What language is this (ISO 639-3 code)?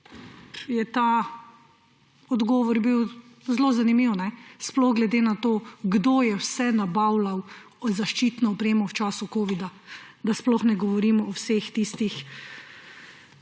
slv